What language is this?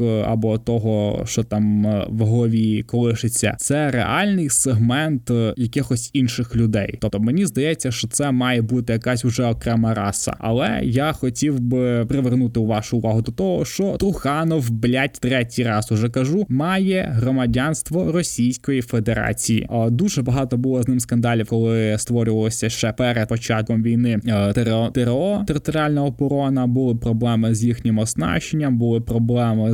Ukrainian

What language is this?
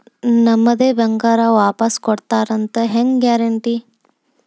Kannada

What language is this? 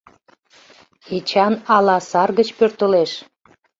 Mari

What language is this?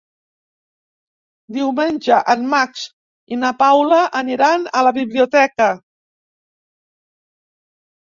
Catalan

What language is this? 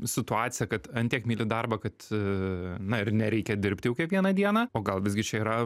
Lithuanian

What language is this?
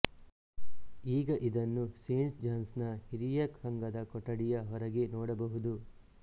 Kannada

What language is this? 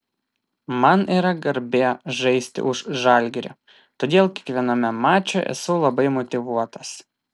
Lithuanian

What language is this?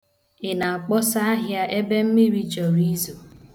Igbo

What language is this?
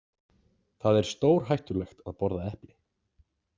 Icelandic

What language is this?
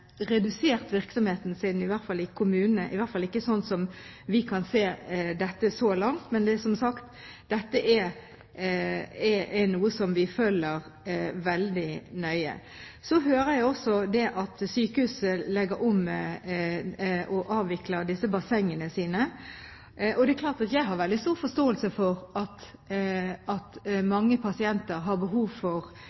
Norwegian Bokmål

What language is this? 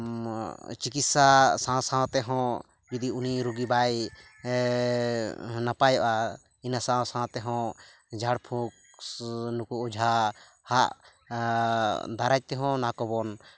Santali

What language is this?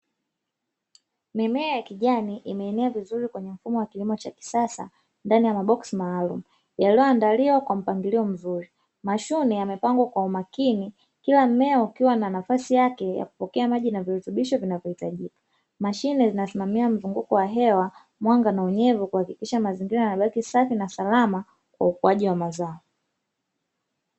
Swahili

